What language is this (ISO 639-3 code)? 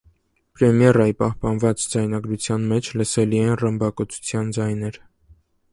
hye